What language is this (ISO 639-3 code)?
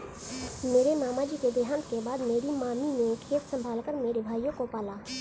hin